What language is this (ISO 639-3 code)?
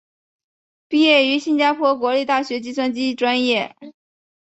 zho